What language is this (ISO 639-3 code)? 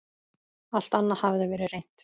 isl